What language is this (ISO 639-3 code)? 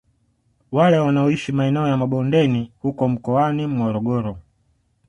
swa